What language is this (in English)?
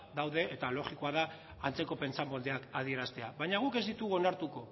Basque